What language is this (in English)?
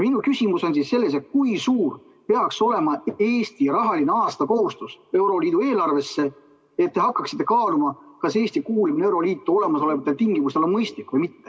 Estonian